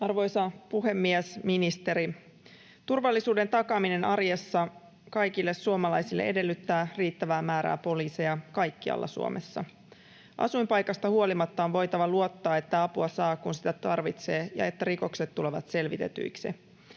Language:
Finnish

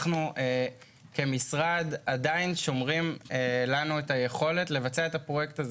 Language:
Hebrew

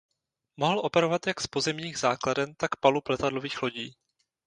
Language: Czech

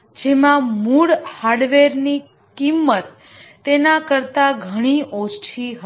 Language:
Gujarati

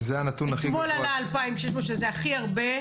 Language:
Hebrew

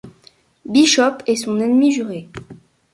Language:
French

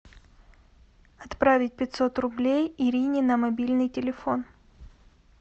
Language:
Russian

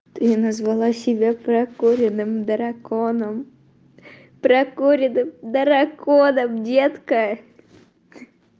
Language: Russian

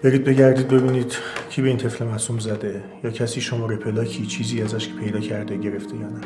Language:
Persian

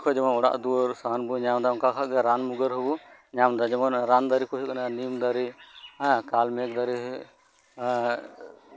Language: Santali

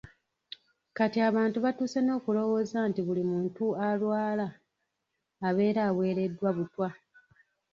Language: Ganda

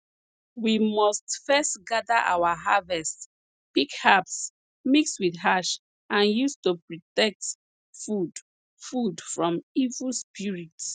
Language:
Nigerian Pidgin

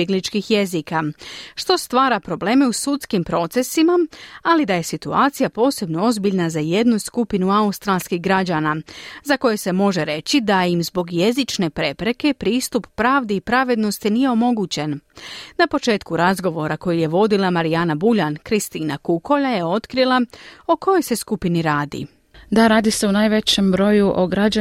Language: Croatian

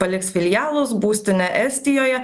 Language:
Lithuanian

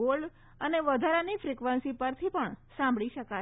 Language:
Gujarati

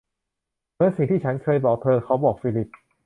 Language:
Thai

